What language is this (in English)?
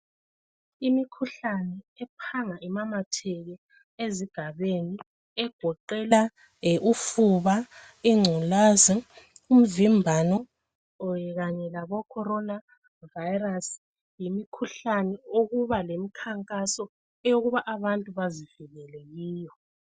North Ndebele